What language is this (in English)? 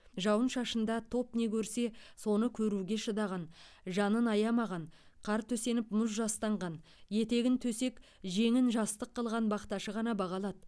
Kazakh